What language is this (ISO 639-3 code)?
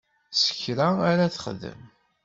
kab